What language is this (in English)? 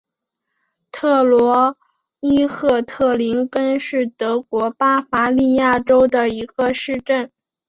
Chinese